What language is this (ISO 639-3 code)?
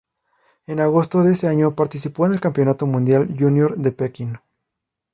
spa